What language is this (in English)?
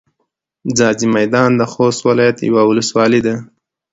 Pashto